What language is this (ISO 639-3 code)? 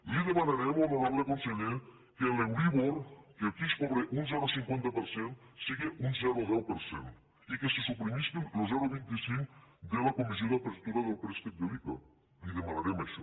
cat